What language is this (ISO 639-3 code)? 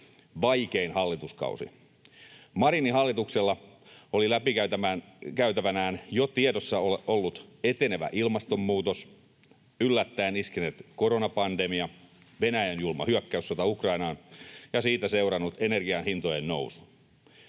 fin